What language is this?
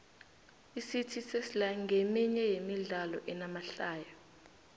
South Ndebele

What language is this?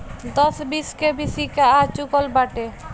Bhojpuri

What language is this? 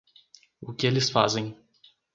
Portuguese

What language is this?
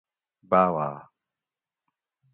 Gawri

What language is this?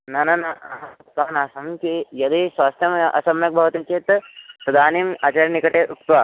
Sanskrit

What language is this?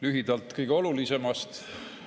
Estonian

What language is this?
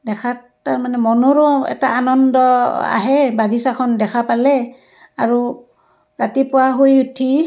Assamese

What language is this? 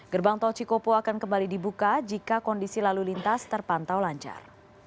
Indonesian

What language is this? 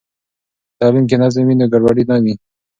Pashto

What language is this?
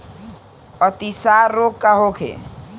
Bhojpuri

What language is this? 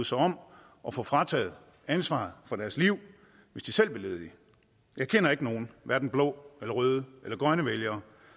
Danish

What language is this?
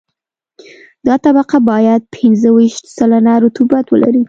Pashto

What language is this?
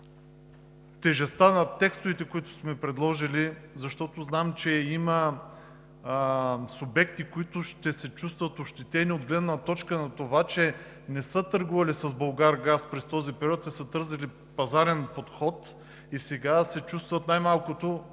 Bulgarian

